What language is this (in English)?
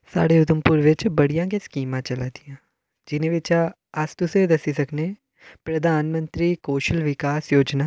Dogri